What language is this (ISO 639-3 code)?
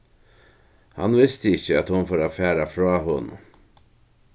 fao